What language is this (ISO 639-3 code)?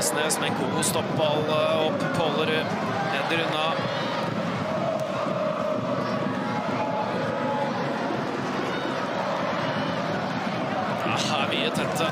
nor